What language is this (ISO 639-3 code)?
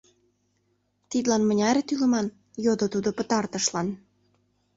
chm